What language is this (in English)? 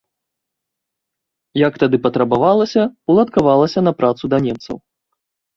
Belarusian